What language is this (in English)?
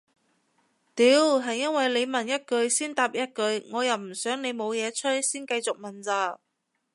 Cantonese